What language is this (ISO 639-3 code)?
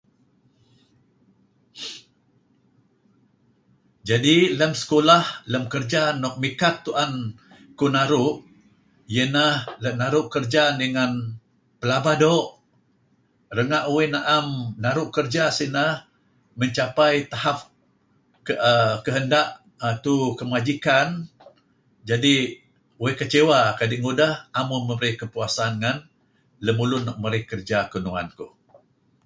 kzi